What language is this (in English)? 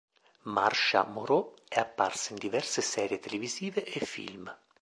Italian